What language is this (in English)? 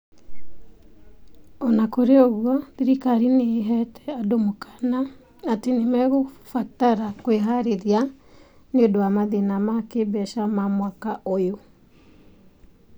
Kikuyu